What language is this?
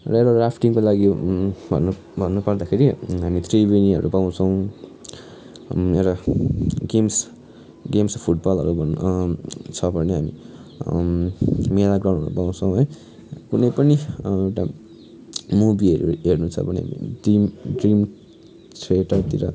Nepali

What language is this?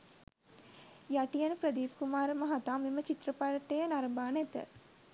Sinhala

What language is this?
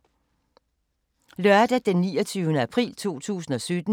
Danish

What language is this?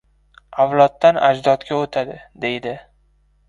Uzbek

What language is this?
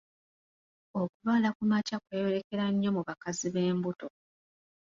Ganda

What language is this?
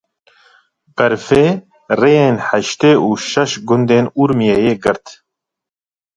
Kurdish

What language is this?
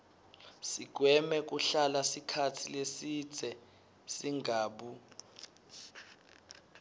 Swati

